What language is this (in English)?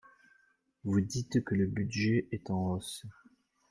French